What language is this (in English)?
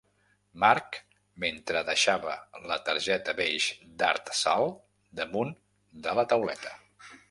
Catalan